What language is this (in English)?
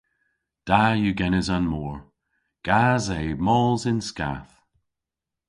Cornish